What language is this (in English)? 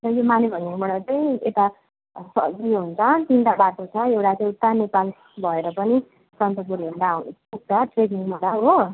Nepali